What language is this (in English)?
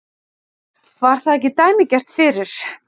Icelandic